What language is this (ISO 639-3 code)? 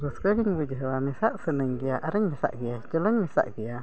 sat